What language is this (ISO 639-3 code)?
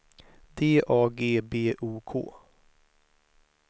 swe